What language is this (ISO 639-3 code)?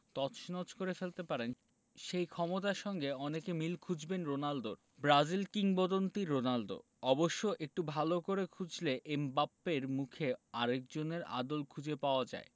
ben